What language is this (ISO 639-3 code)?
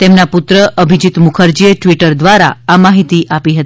guj